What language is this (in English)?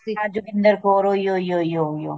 Punjabi